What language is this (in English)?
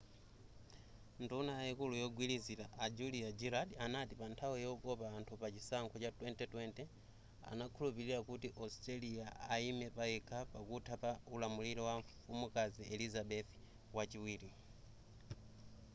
Nyanja